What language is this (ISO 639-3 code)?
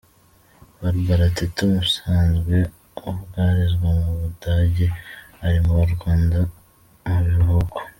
kin